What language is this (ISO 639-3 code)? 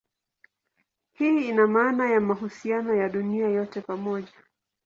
swa